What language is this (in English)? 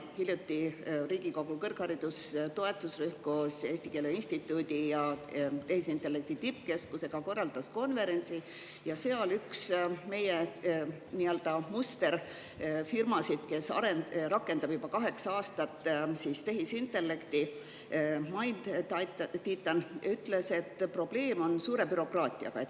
Estonian